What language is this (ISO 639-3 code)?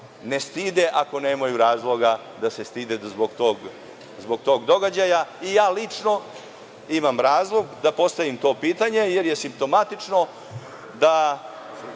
srp